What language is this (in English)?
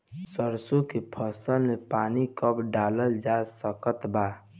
Bhojpuri